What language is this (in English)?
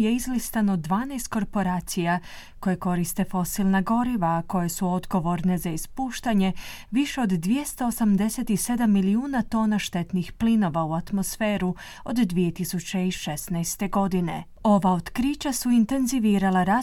Croatian